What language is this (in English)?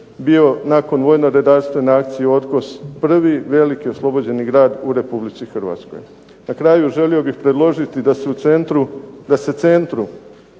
Croatian